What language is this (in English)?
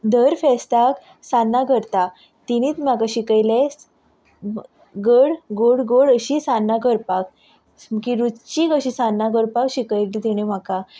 Konkani